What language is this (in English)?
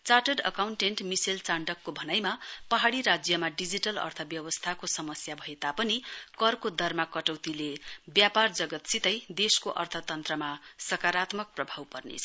Nepali